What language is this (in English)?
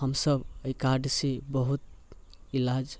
Maithili